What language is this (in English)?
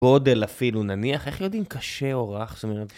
Hebrew